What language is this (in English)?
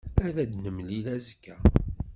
Kabyle